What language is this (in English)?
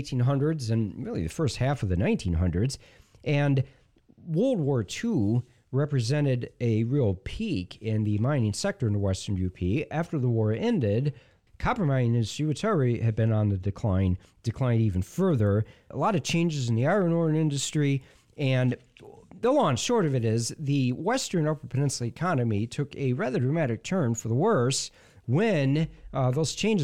English